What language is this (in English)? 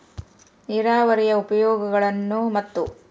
Kannada